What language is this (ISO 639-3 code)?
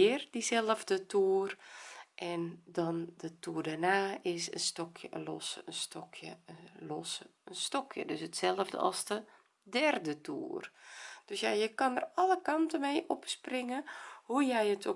nld